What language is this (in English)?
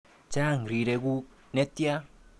Kalenjin